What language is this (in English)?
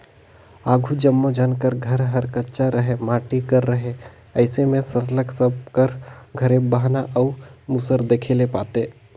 Chhattisgarhi